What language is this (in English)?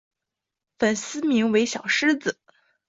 Chinese